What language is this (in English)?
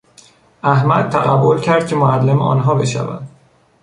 Persian